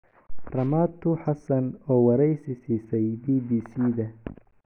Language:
Somali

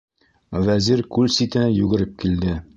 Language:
Bashkir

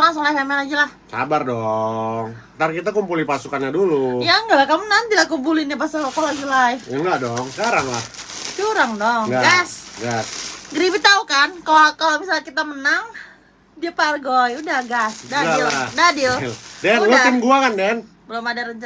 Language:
Indonesian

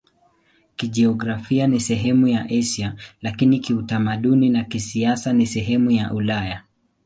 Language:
Swahili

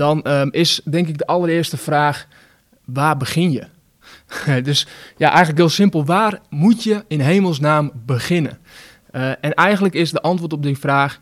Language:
Dutch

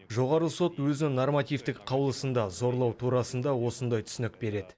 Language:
Kazakh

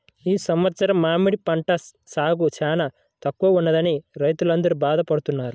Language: Telugu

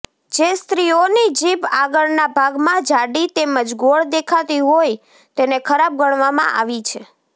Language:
Gujarati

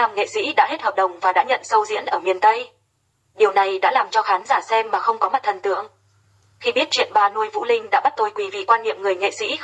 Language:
Vietnamese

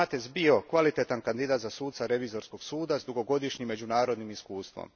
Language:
Croatian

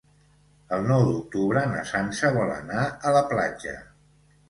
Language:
Catalan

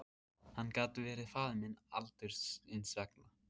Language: Icelandic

